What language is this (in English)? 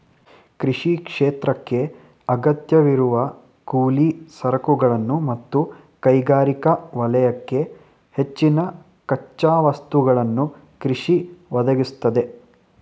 Kannada